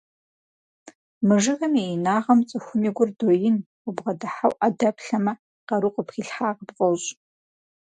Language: Kabardian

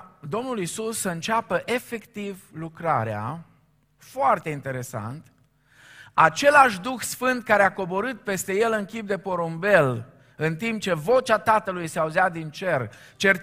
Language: Romanian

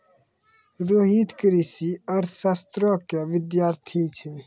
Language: Maithili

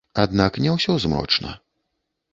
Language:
Belarusian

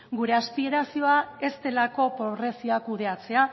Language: Basque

